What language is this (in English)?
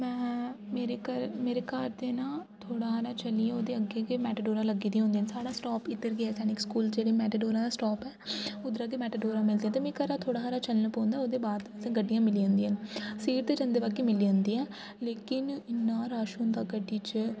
Dogri